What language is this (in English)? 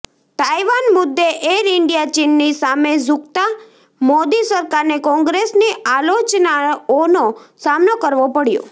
Gujarati